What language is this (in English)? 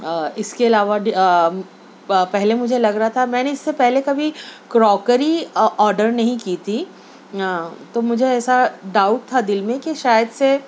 Urdu